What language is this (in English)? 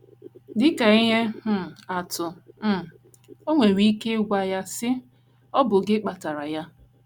Igbo